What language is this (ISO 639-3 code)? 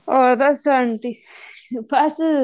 pan